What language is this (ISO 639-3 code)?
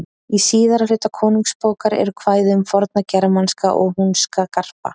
isl